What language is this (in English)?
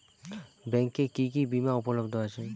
Bangla